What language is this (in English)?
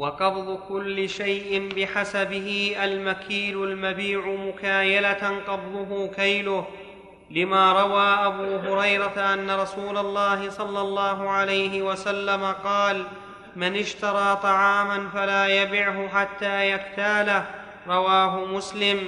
Arabic